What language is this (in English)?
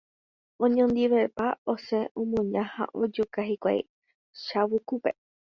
Guarani